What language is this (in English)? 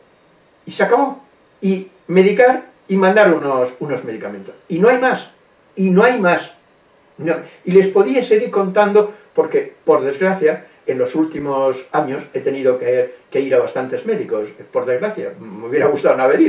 Spanish